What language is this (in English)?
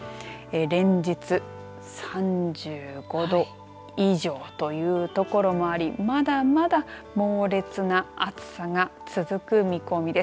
Japanese